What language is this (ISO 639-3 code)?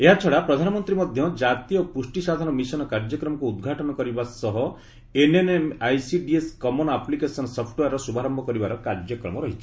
ori